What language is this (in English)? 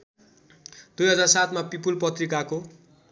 Nepali